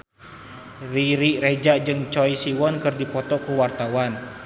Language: Sundanese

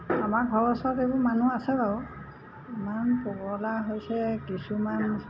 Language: Assamese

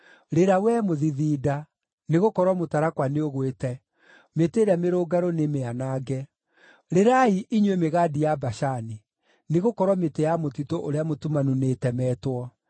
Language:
Kikuyu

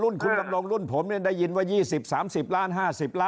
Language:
Thai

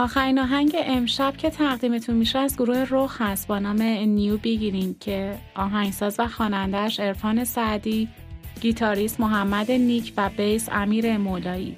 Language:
Persian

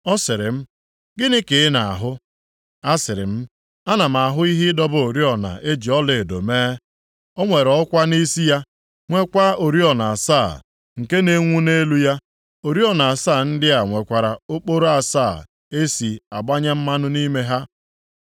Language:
Igbo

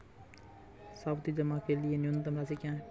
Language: Hindi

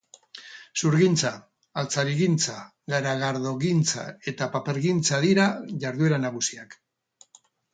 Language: Basque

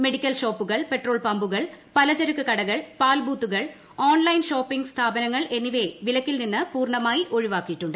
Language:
Malayalam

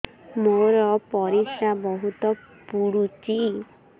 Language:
Odia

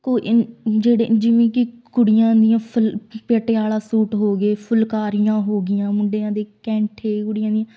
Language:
Punjabi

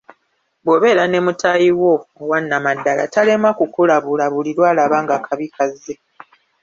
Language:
Ganda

